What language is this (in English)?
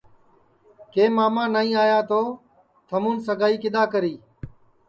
Sansi